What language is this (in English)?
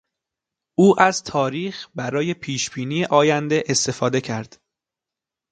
Persian